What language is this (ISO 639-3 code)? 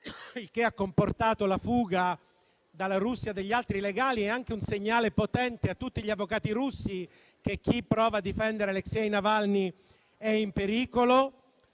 ita